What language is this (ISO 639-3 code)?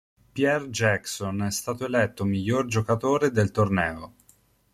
ita